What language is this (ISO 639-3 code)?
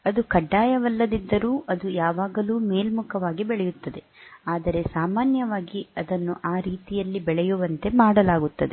kan